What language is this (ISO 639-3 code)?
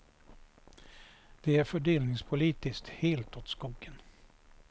swe